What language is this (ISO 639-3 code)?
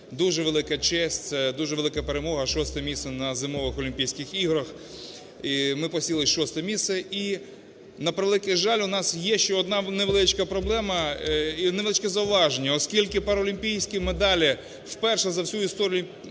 ukr